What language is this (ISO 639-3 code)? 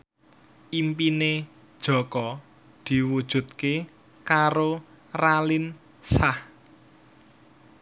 jav